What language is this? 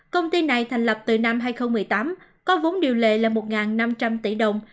Vietnamese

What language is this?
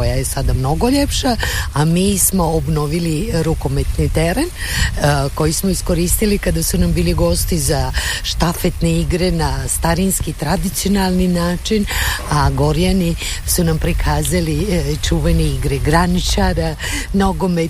Croatian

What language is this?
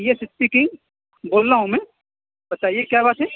Urdu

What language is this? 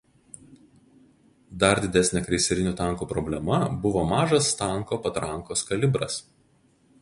Lithuanian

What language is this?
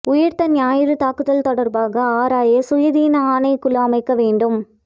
Tamil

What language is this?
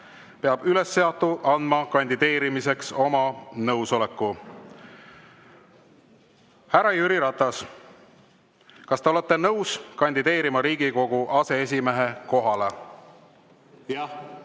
Estonian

